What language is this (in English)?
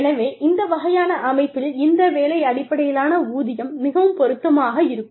Tamil